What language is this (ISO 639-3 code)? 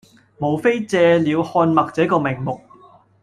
yue